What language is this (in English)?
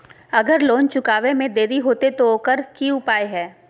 Magahi